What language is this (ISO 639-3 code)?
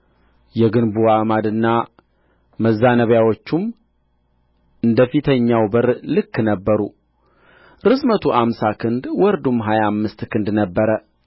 amh